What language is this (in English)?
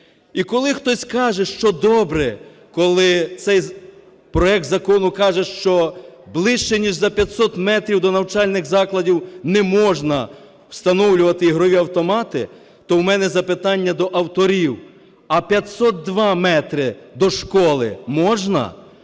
Ukrainian